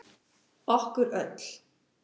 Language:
Icelandic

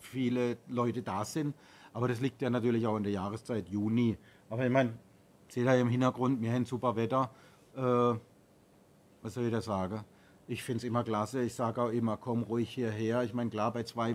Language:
German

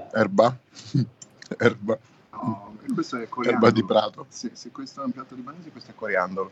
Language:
Italian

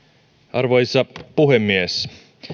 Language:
Finnish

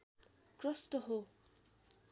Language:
Nepali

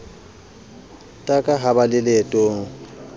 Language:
Southern Sotho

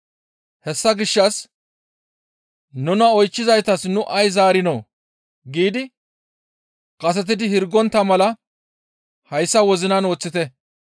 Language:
Gamo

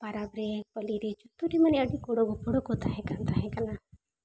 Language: Santali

